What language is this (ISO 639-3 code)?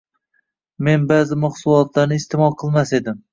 uzb